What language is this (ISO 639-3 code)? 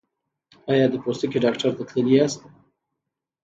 pus